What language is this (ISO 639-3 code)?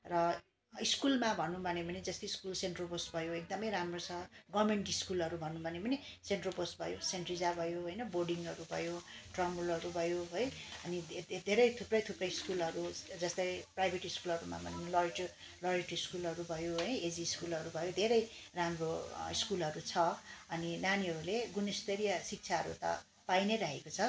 nep